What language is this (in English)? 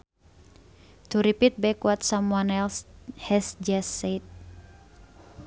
Sundanese